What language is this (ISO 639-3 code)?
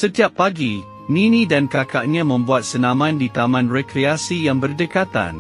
msa